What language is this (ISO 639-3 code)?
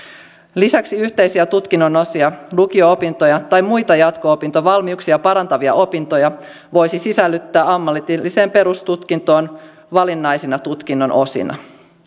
fin